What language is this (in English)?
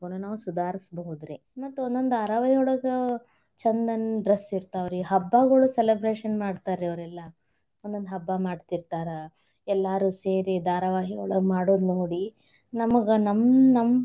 Kannada